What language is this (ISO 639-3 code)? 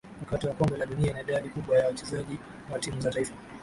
swa